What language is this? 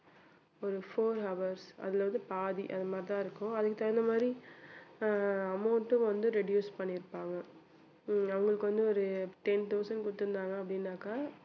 Tamil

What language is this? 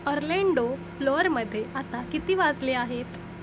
Marathi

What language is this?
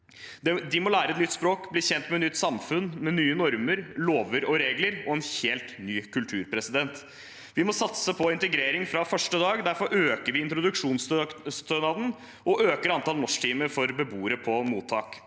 Norwegian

